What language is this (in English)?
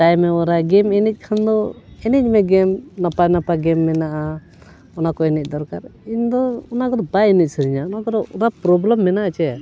Santali